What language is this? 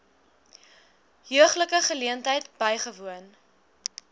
Afrikaans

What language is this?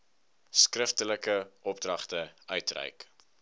Afrikaans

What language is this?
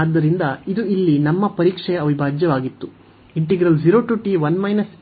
Kannada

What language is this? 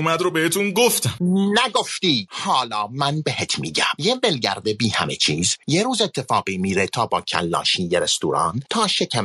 Persian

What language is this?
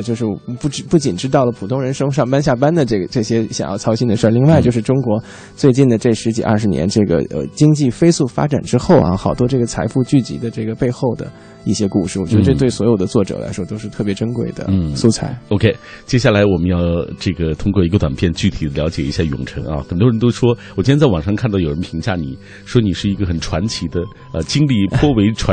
Chinese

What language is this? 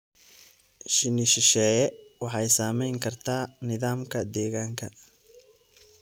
Somali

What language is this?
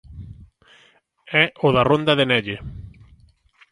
Galician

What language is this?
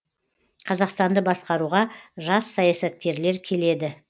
Kazakh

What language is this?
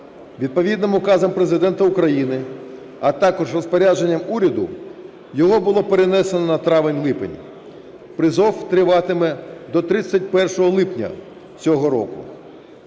Ukrainian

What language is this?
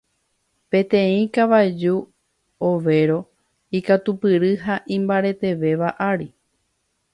Guarani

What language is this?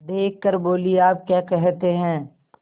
Hindi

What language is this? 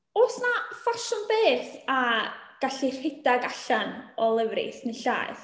Welsh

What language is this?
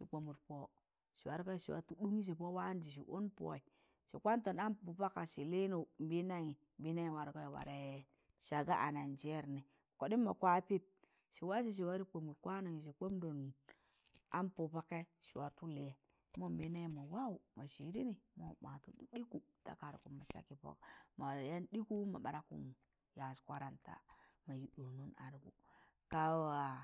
Tangale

